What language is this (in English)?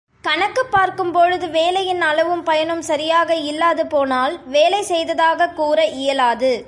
Tamil